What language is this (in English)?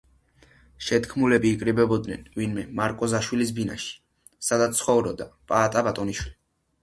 Georgian